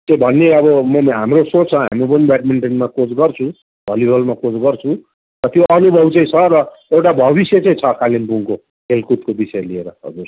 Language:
Nepali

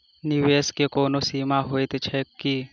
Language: Maithili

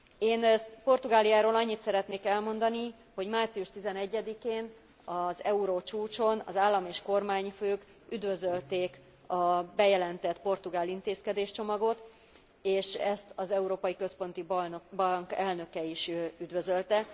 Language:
Hungarian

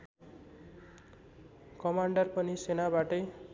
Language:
Nepali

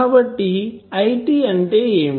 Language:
Telugu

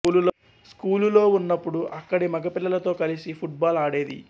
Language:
Telugu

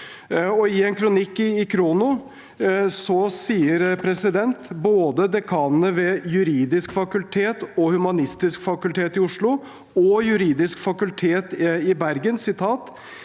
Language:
Norwegian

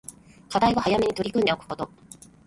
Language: Japanese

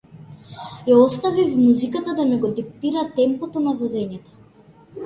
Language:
Macedonian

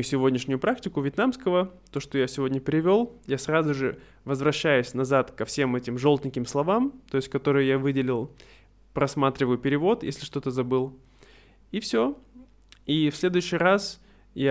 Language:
Russian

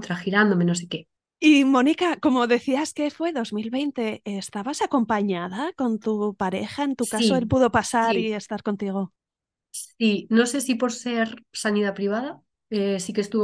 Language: Spanish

